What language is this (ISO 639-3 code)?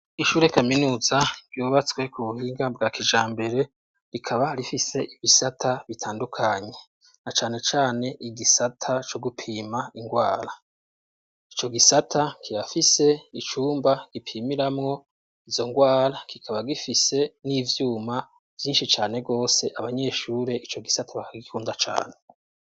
run